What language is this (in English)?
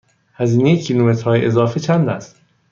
Persian